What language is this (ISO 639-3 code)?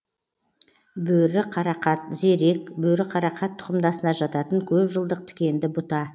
kaz